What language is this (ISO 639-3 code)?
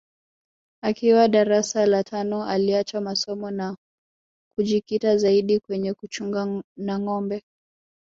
swa